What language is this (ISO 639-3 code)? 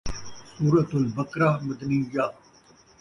skr